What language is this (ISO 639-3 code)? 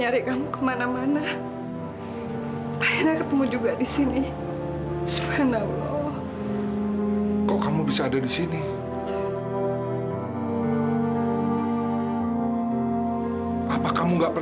ind